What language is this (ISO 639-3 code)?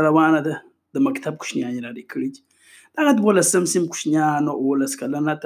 urd